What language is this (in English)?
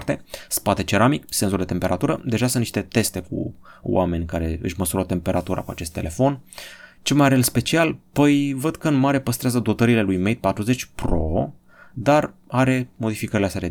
Romanian